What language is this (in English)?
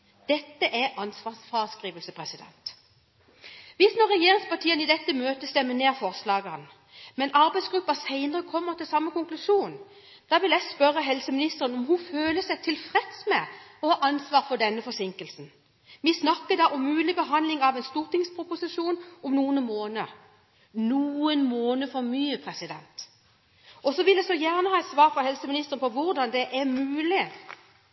Norwegian Bokmål